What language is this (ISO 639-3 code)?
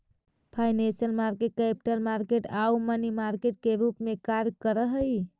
mag